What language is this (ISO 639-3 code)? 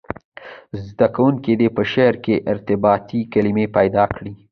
pus